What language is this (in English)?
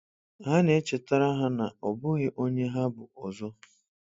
Igbo